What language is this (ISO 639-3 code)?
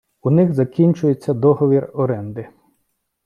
ukr